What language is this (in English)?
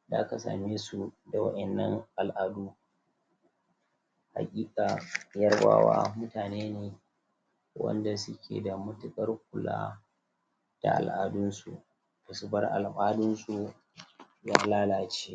Hausa